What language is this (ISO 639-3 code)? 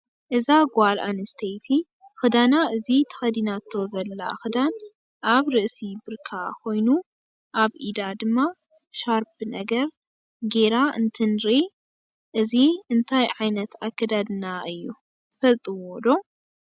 tir